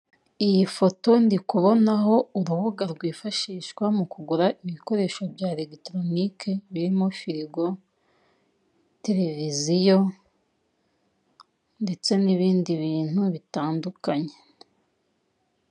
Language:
Kinyarwanda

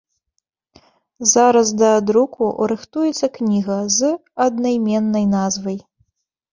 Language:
Belarusian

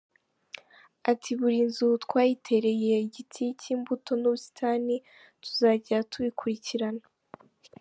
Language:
Kinyarwanda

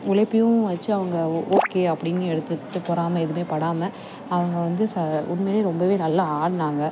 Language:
Tamil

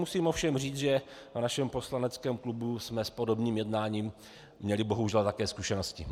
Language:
Czech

